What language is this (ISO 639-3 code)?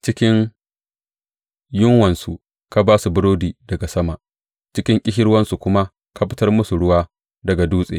hau